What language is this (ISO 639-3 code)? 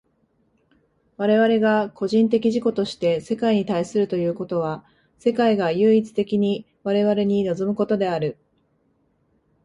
jpn